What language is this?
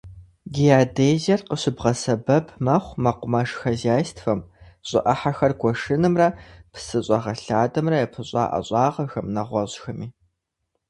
Kabardian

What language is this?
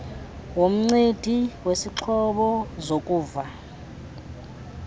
Xhosa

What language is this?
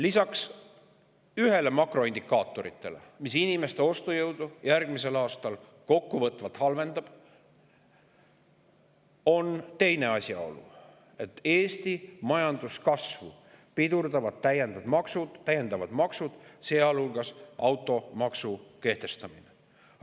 Estonian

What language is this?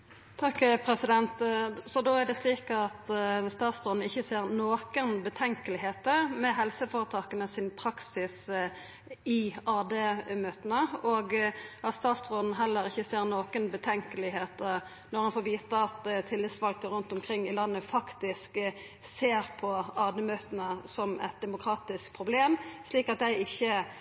Norwegian Nynorsk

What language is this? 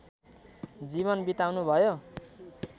Nepali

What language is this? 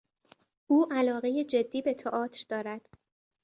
Persian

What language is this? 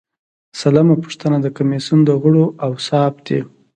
Pashto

